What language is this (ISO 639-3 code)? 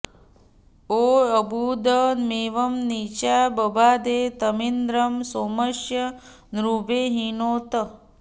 san